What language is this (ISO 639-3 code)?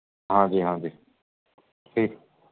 pan